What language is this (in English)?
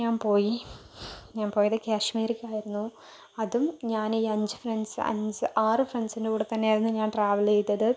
Malayalam